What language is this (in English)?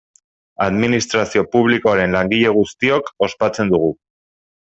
Basque